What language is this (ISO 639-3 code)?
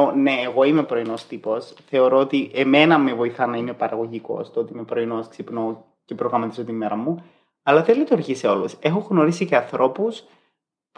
ell